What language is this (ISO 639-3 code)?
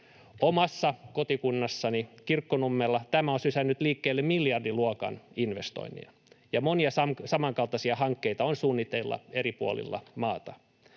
fin